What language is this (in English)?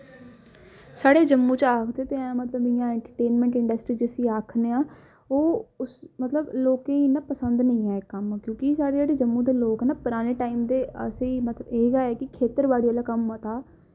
Dogri